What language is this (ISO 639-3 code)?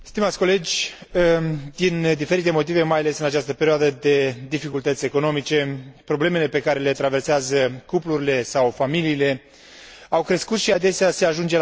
ron